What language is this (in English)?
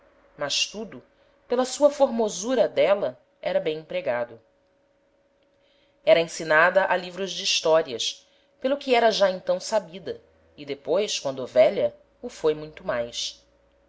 Portuguese